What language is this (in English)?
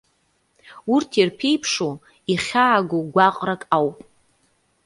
Abkhazian